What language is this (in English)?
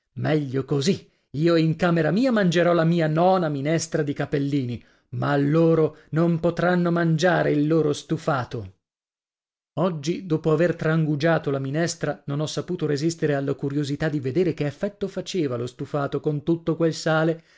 Italian